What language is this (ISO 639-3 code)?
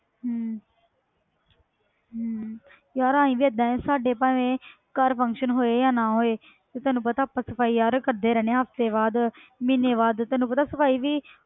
pan